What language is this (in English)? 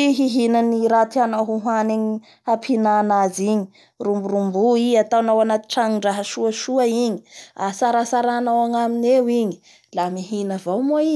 Bara Malagasy